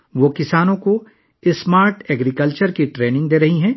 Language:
Urdu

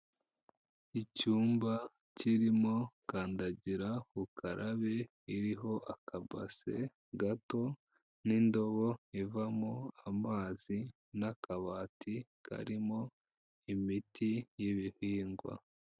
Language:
Kinyarwanda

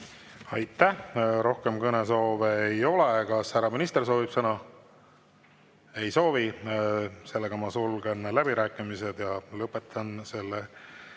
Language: Estonian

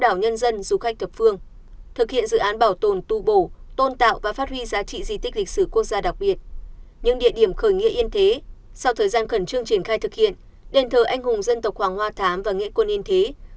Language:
Vietnamese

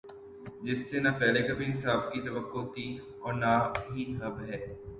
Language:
Urdu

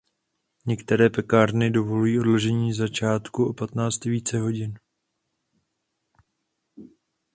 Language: Czech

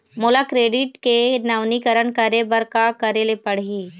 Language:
Chhattisgarhi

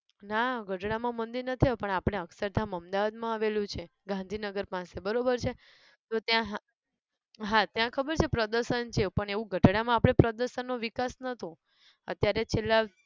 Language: Gujarati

